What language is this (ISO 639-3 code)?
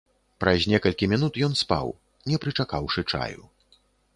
bel